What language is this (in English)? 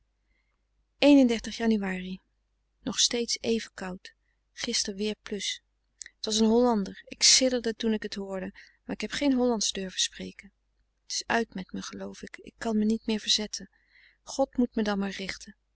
Dutch